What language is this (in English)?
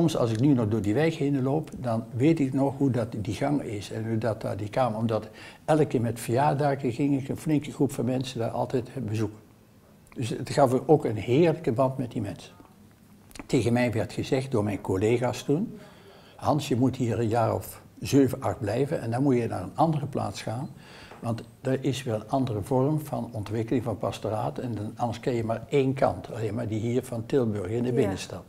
Dutch